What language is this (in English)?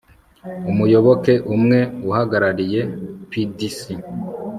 Kinyarwanda